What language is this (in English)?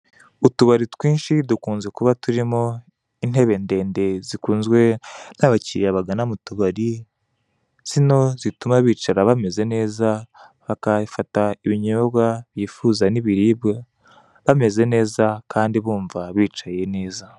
Kinyarwanda